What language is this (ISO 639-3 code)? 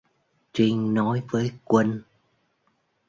vie